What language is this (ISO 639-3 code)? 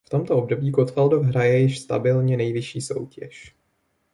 ces